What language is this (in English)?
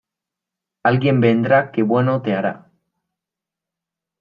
Spanish